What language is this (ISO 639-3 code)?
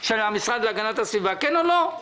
heb